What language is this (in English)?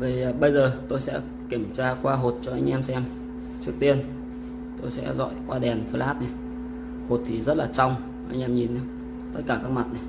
Vietnamese